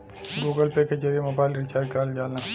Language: Bhojpuri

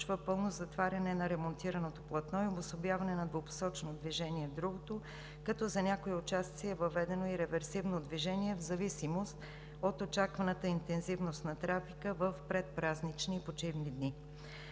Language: Bulgarian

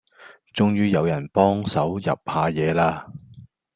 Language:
Cantonese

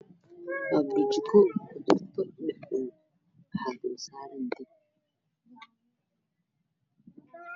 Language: Somali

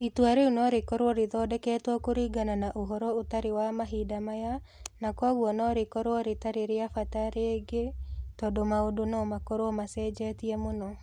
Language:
Kikuyu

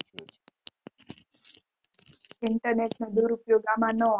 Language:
Gujarati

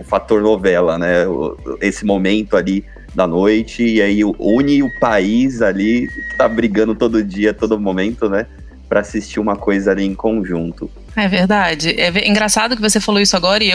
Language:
Portuguese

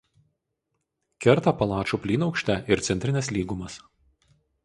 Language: Lithuanian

